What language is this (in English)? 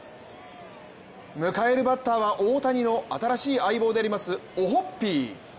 Japanese